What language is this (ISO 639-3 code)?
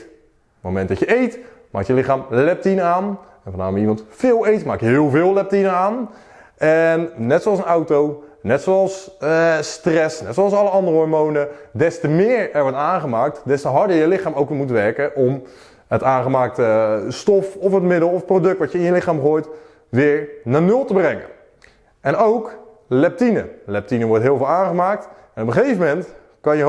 nld